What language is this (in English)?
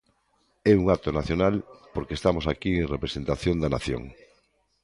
Galician